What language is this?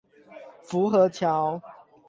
Chinese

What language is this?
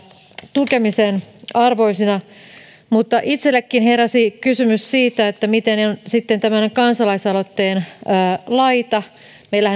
Finnish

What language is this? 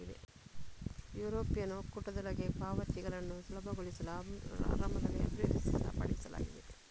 Kannada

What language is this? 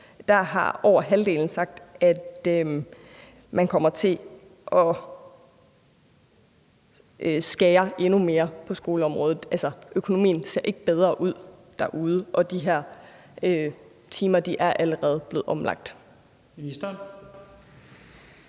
Danish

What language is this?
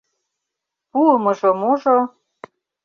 Mari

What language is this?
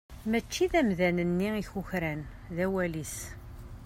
Kabyle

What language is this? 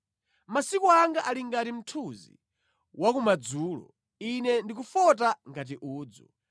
Nyanja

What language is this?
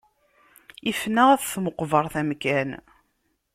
Kabyle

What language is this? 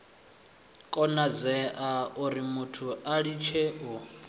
Venda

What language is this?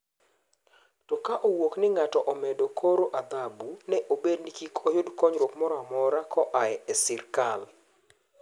Luo (Kenya and Tanzania)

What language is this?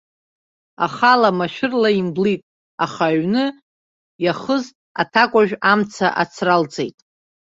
Abkhazian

